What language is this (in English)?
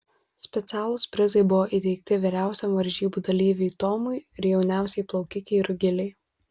Lithuanian